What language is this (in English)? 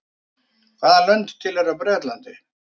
Icelandic